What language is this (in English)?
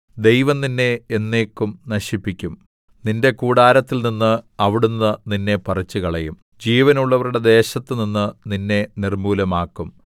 Malayalam